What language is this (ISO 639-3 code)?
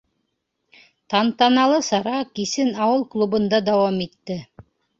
bak